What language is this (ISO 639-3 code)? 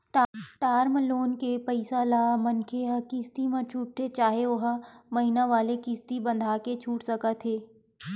hne